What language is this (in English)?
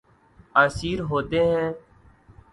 Urdu